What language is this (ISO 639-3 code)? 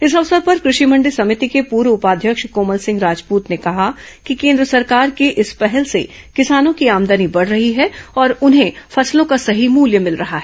hin